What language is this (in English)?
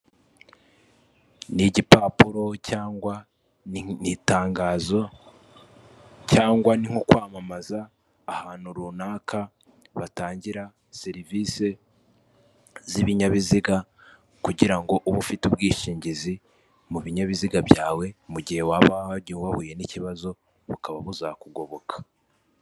Kinyarwanda